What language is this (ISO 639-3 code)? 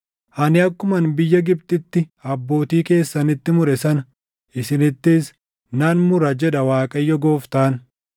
orm